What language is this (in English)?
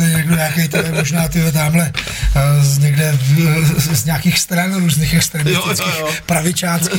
Czech